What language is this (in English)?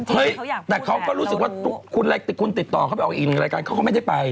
Thai